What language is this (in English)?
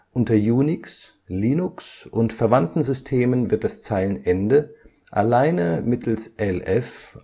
German